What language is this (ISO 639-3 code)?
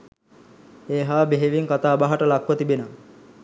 sin